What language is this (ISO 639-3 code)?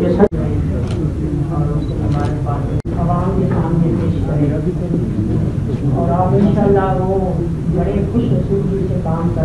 ita